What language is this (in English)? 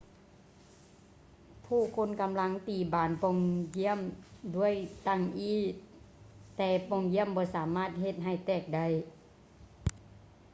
Lao